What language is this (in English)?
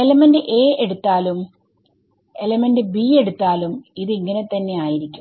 Malayalam